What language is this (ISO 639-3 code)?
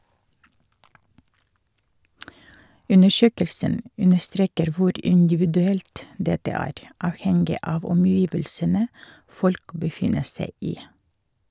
nor